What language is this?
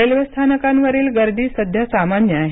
Marathi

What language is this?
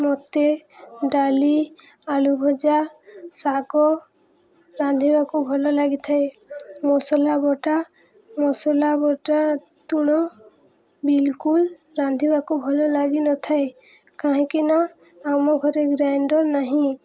Odia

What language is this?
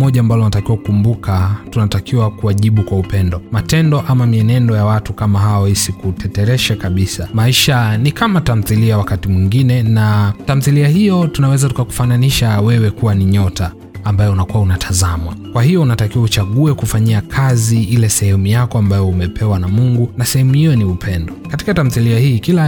Swahili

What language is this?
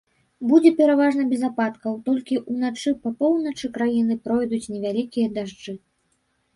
Belarusian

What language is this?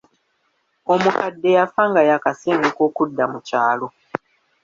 Ganda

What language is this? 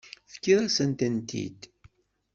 Kabyle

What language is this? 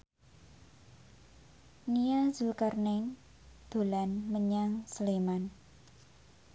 Javanese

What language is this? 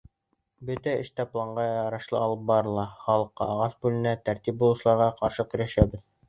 Bashkir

